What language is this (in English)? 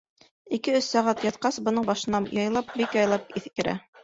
Bashkir